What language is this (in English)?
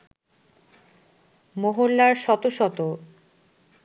Bangla